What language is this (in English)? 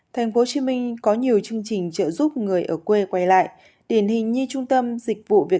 Vietnamese